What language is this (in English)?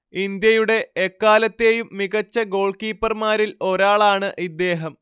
Malayalam